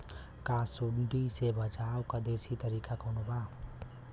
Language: Bhojpuri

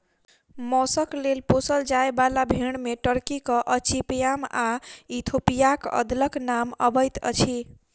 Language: Maithili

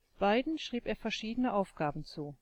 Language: German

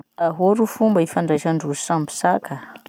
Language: Masikoro Malagasy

